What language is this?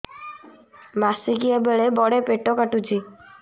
Odia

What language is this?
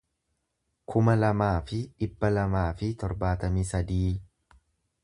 Oromo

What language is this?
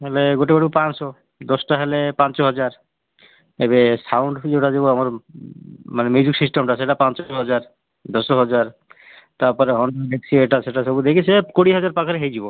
Odia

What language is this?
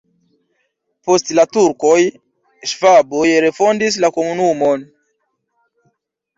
Esperanto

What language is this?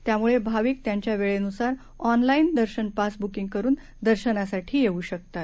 Marathi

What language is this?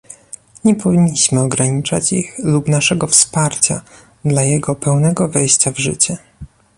Polish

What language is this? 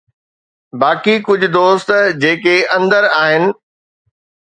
Sindhi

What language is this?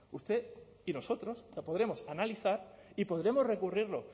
Spanish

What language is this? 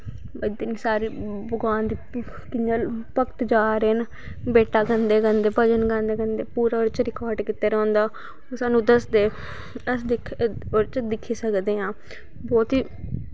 Dogri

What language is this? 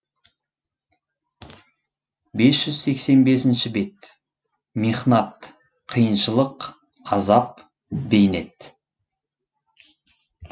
Kazakh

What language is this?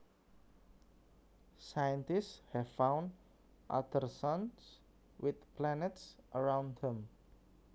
Javanese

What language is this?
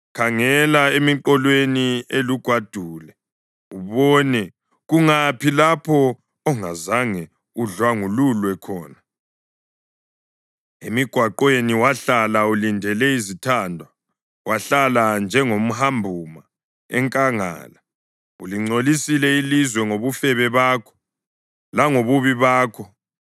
North Ndebele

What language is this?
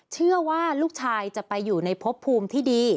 Thai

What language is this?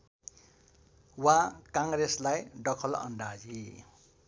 Nepali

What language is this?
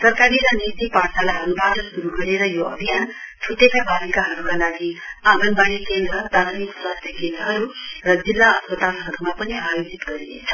Nepali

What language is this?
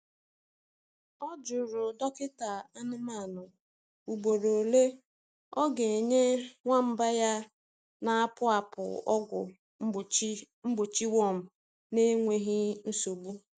Igbo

